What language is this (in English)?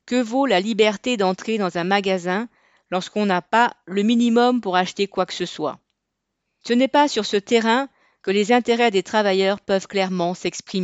French